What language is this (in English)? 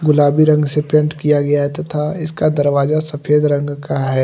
Hindi